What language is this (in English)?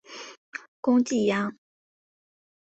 Chinese